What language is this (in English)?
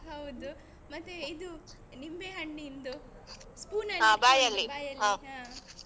Kannada